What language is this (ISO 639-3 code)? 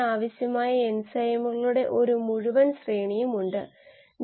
mal